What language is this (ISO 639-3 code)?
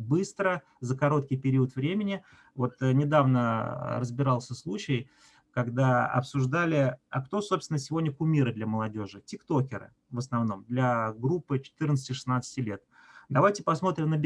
rus